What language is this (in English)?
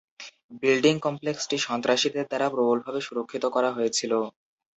Bangla